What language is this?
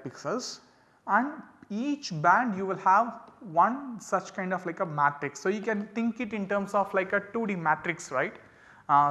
English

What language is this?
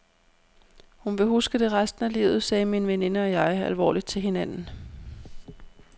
Danish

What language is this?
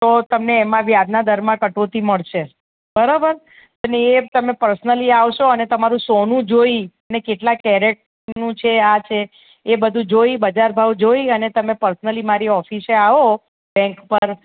Gujarati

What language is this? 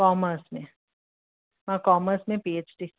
Sindhi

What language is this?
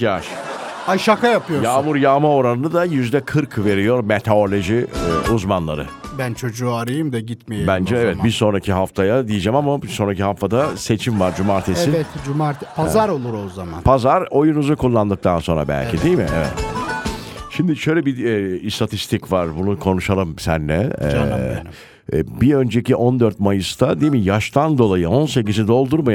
Turkish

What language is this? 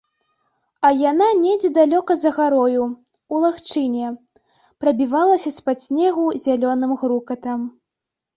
Belarusian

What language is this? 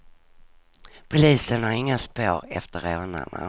Swedish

